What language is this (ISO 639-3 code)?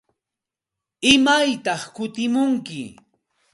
qxt